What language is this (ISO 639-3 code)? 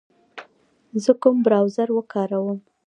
pus